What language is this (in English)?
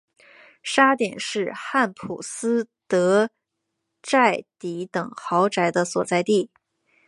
Chinese